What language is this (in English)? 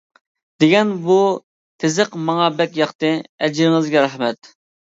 Uyghur